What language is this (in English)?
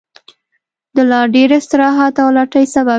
Pashto